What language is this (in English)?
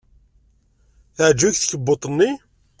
Kabyle